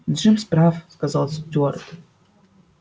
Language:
Russian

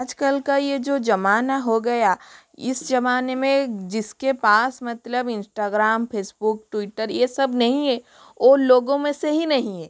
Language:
Hindi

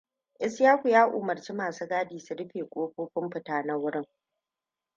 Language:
Hausa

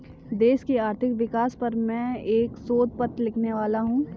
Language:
Hindi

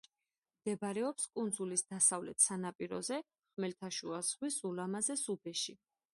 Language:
Georgian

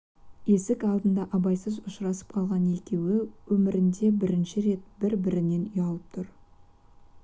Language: Kazakh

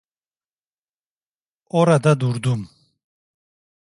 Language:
Turkish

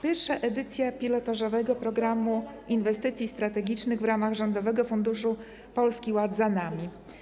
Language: Polish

